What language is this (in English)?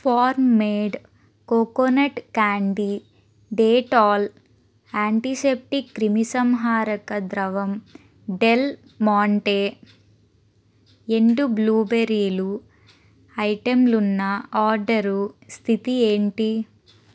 Telugu